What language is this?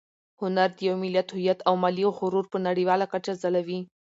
Pashto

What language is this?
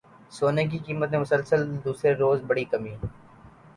Urdu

